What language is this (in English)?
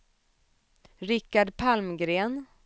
Swedish